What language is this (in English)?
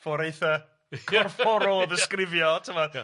Welsh